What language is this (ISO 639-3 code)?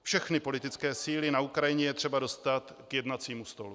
ces